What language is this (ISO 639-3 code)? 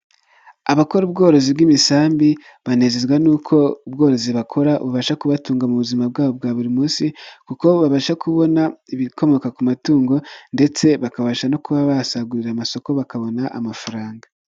kin